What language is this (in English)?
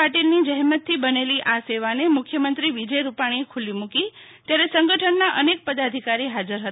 Gujarati